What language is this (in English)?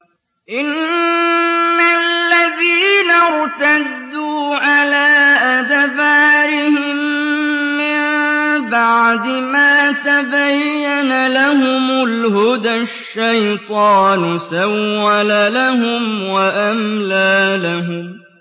Arabic